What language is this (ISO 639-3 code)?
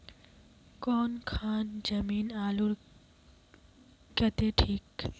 mag